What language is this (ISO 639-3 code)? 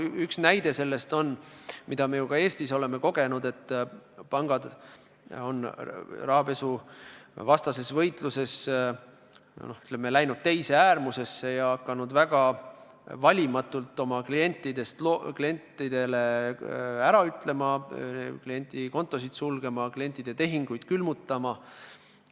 est